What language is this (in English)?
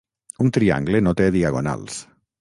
Catalan